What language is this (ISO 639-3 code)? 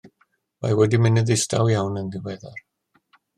cym